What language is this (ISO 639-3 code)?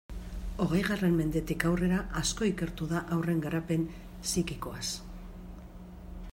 eus